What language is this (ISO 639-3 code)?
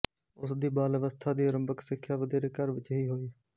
pan